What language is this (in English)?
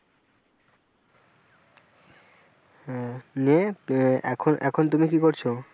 Bangla